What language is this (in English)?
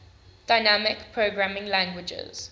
English